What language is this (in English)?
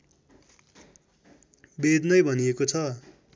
Nepali